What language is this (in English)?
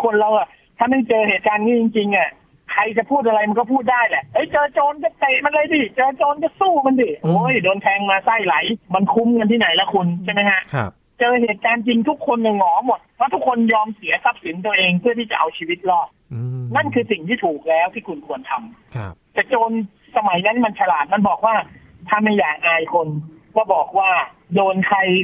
Thai